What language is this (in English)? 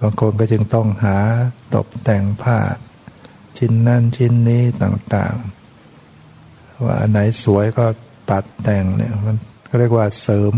Thai